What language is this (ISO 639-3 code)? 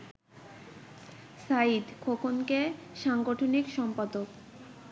ben